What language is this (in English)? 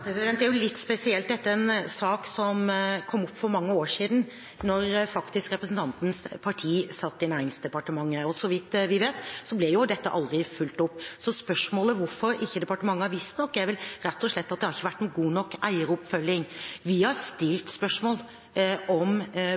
Norwegian Bokmål